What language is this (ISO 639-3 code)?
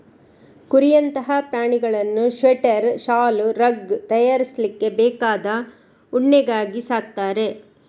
kan